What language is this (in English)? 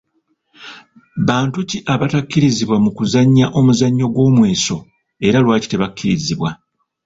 Ganda